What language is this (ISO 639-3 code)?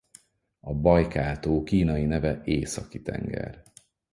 hun